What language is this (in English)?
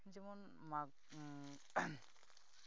Santali